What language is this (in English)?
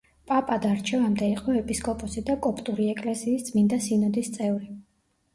Georgian